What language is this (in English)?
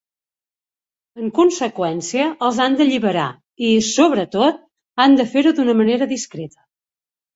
Catalan